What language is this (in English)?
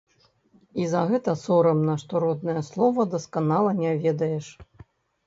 Belarusian